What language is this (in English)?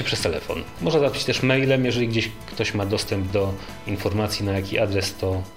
Polish